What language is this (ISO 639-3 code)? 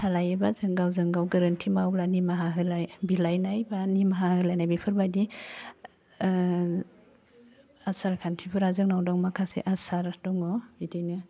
brx